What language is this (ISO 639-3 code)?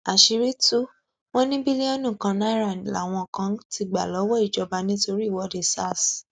yor